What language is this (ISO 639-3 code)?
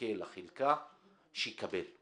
heb